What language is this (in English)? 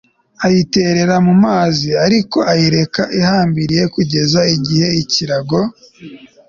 Kinyarwanda